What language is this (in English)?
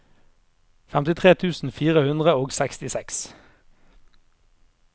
Norwegian